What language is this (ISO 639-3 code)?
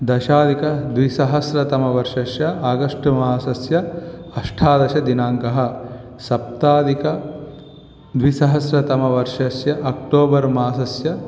san